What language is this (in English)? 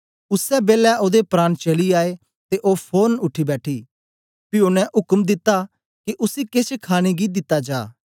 Dogri